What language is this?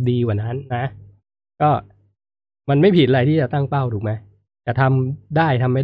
Thai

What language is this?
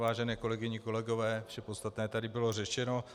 Czech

